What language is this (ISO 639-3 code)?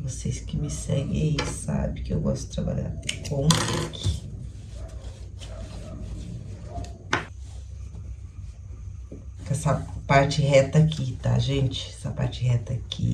por